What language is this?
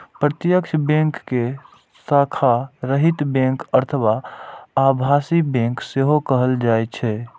Maithili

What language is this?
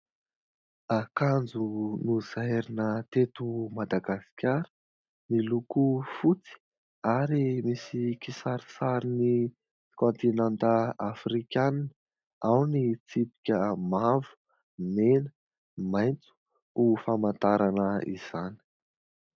Malagasy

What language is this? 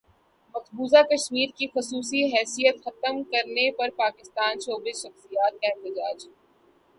Urdu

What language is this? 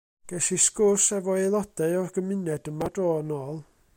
Welsh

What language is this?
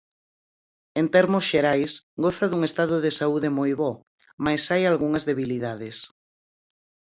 Galician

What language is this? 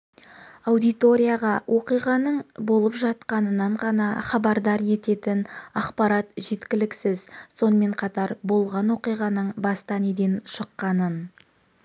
Kazakh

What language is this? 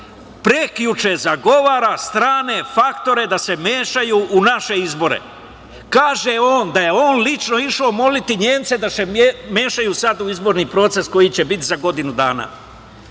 Serbian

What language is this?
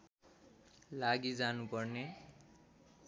Nepali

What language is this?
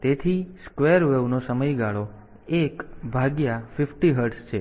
Gujarati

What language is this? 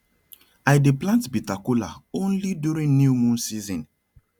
Nigerian Pidgin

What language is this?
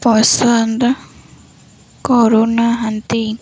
Odia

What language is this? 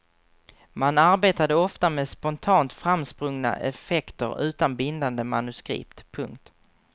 Swedish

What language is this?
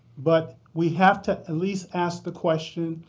English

